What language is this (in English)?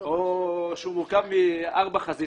Hebrew